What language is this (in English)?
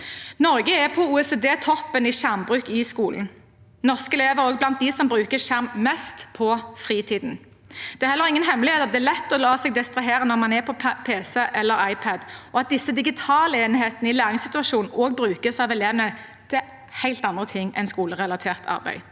Norwegian